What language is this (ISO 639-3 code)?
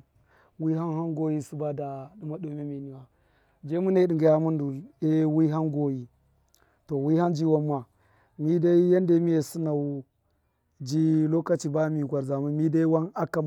mkf